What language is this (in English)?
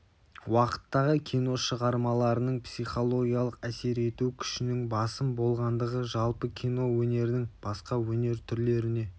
Kazakh